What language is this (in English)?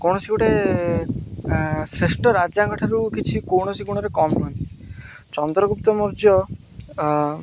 Odia